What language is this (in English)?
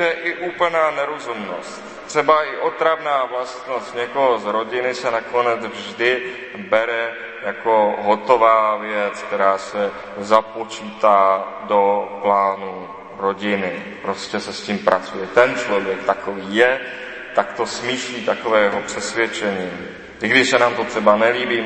Czech